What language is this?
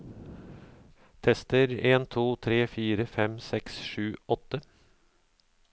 Norwegian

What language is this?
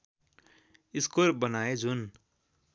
Nepali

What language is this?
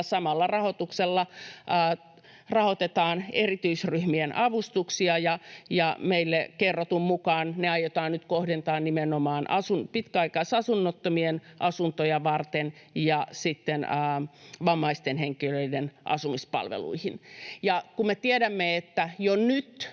Finnish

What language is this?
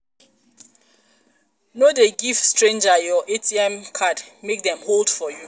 Nigerian Pidgin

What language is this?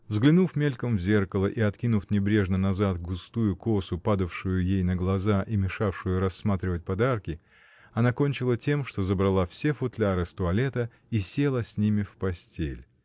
Russian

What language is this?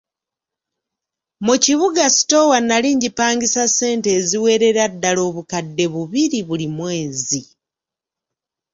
Ganda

